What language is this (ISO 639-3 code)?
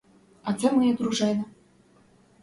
ukr